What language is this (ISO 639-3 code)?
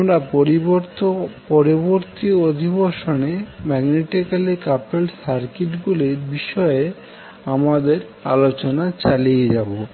ben